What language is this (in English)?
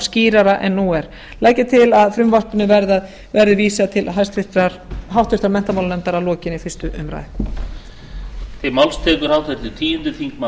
Icelandic